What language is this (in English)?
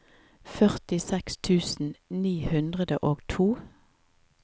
Norwegian